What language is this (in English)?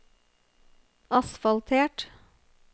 Norwegian